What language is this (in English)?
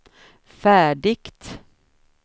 Swedish